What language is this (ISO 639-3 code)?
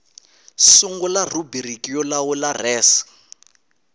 tso